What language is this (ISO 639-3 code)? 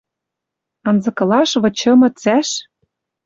mrj